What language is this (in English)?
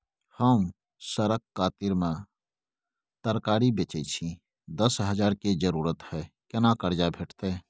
Maithili